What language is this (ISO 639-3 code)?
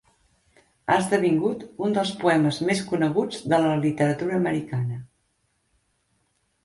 cat